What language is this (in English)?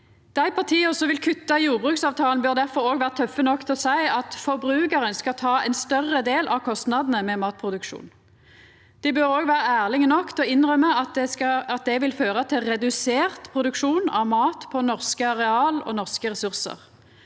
Norwegian